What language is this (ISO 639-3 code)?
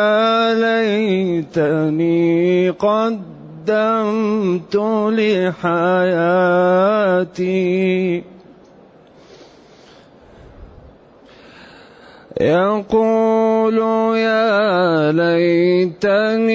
ara